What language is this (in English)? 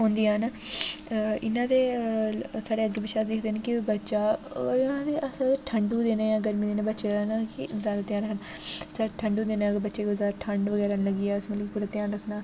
Dogri